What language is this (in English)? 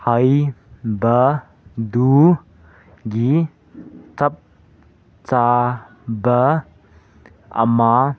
Manipuri